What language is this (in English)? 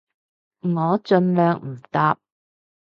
Cantonese